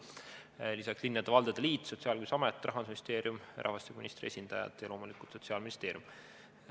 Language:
Estonian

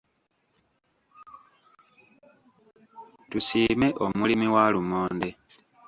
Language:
Ganda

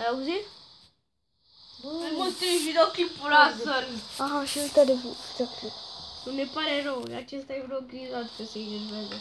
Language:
Romanian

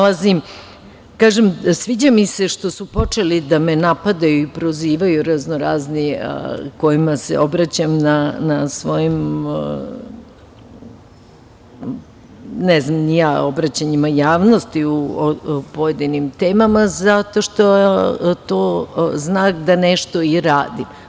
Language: Serbian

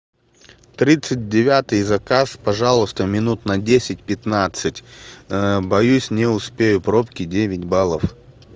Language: Russian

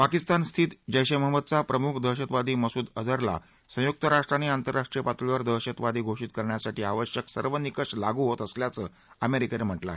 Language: Marathi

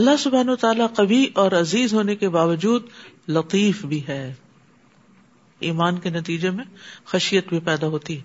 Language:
Urdu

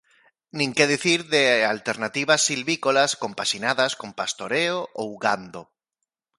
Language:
Galician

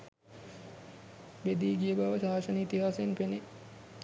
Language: Sinhala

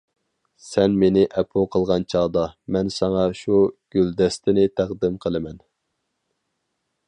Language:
Uyghur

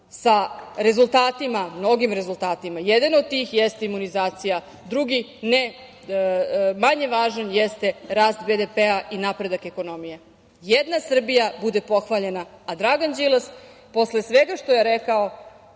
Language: Serbian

